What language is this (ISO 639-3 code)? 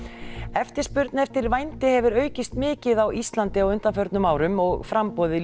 isl